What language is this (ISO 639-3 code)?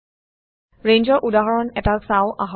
asm